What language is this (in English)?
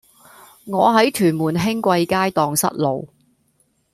Cantonese